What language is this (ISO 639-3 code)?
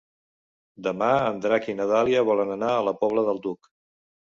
cat